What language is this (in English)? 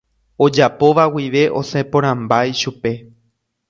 Guarani